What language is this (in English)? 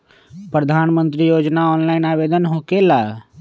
Magahi